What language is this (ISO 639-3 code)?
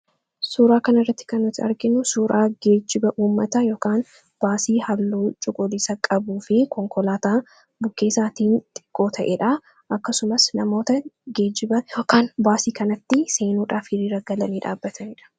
orm